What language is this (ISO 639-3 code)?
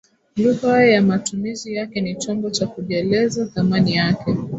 swa